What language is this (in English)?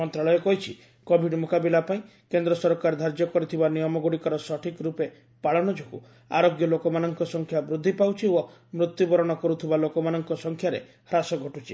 Odia